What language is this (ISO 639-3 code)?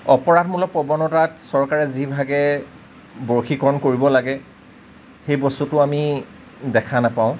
asm